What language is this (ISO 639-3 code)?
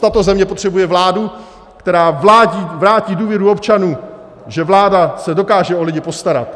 ces